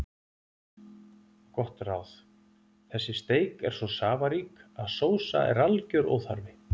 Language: Icelandic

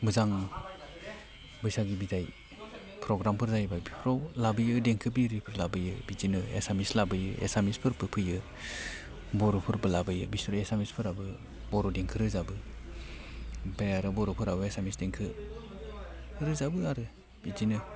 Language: Bodo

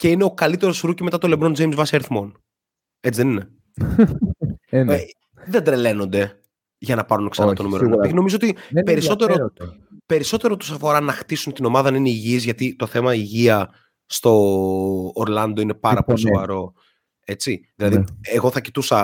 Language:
Greek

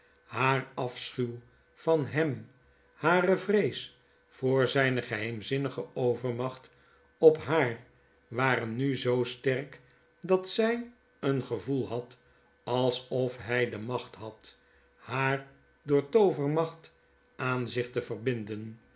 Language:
Dutch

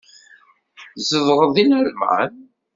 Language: Kabyle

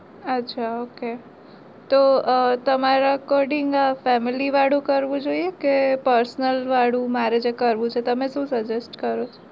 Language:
Gujarati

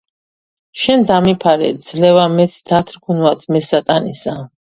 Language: Georgian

